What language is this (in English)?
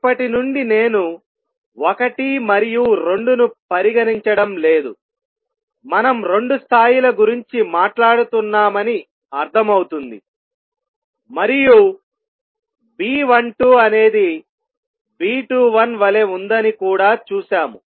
Telugu